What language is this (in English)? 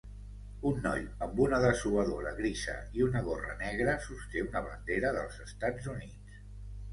Catalan